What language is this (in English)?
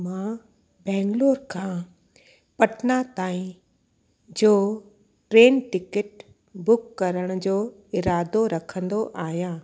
Sindhi